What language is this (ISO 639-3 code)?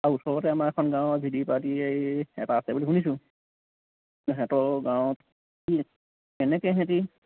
asm